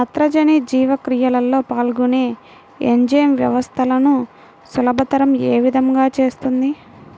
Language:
Telugu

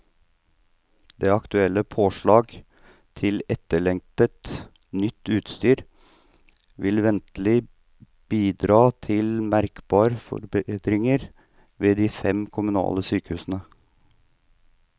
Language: Norwegian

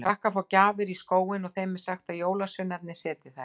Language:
Icelandic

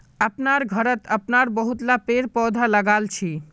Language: Magahi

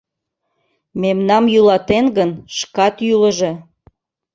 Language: Mari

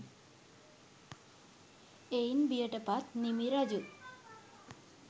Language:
Sinhala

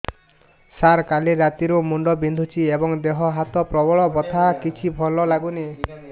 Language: Odia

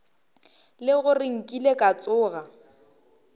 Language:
Northern Sotho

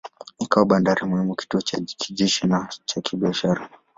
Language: Swahili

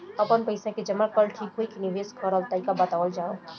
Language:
Bhojpuri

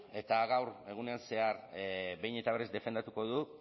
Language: Basque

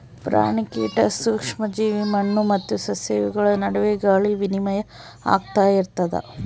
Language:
Kannada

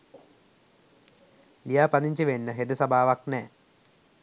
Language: Sinhala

